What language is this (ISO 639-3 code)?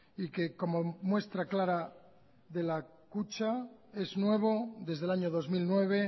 spa